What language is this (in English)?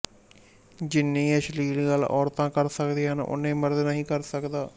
Punjabi